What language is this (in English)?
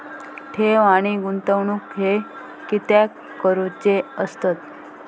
Marathi